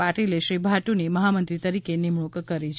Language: Gujarati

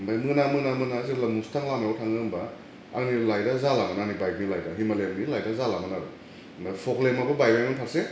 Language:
Bodo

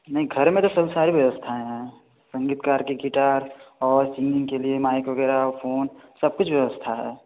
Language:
Hindi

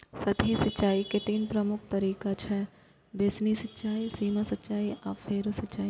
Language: Maithili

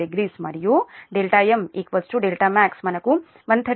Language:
Telugu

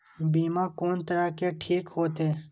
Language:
Maithili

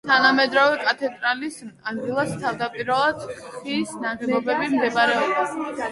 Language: Georgian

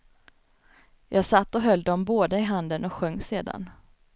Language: Swedish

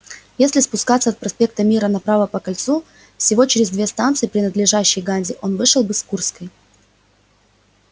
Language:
Russian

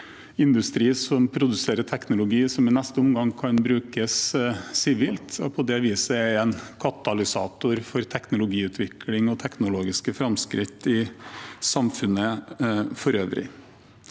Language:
Norwegian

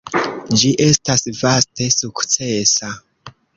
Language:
Esperanto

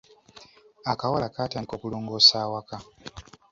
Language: Ganda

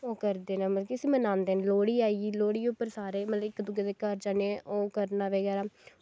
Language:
Dogri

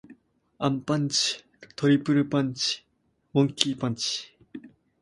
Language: Japanese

